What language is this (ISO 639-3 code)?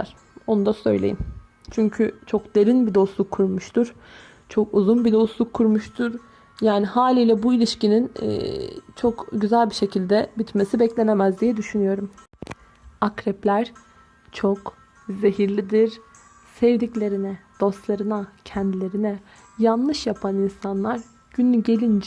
tur